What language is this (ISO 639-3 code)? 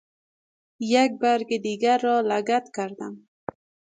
fas